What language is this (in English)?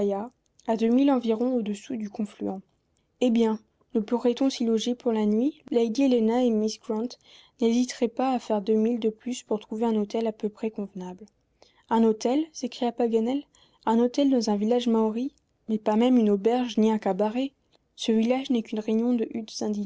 French